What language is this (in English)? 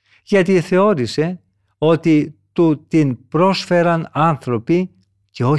Greek